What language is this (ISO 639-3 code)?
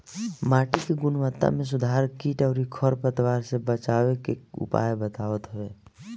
bho